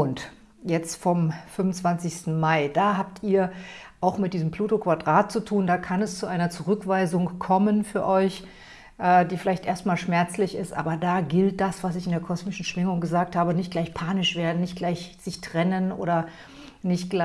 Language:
German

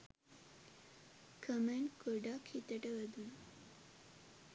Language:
Sinhala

